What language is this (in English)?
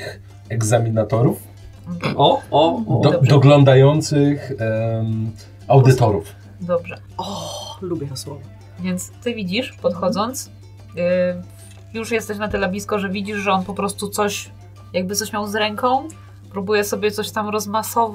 Polish